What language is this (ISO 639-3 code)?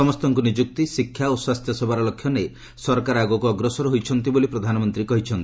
ori